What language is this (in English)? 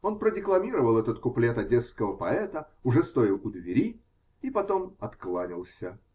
Russian